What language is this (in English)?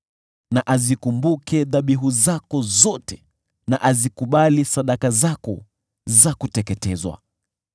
Swahili